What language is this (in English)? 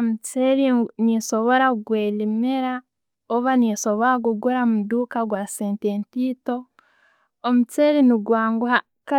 Tooro